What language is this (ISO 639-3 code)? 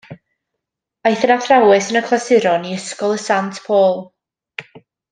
cym